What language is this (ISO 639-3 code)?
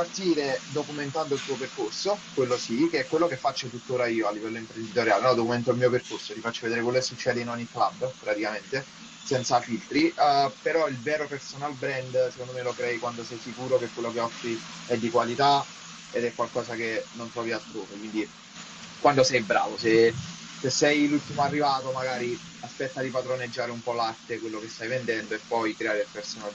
ita